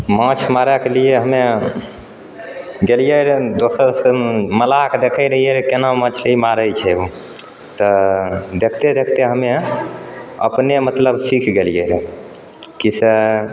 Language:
Maithili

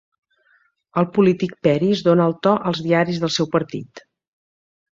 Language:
Catalan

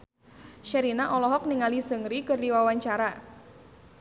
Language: Sundanese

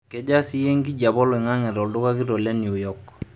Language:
Masai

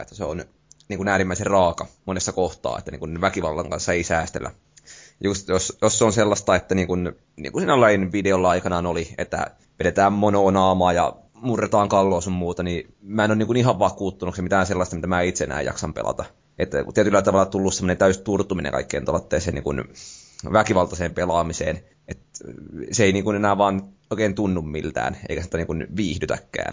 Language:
Finnish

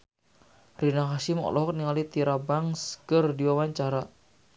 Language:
Sundanese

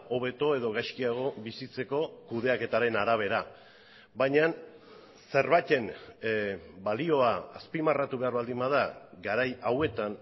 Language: Basque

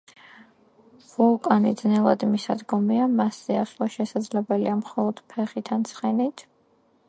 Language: Georgian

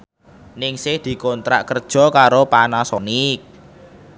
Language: Javanese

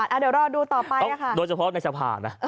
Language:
Thai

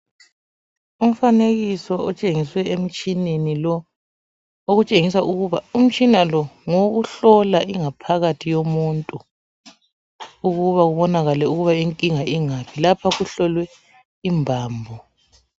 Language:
North Ndebele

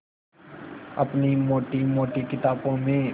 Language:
Hindi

